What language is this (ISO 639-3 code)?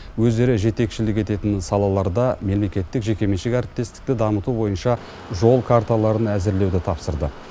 kaz